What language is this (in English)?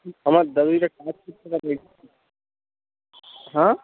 Bangla